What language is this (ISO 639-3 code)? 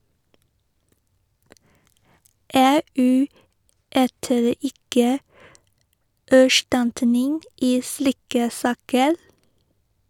nor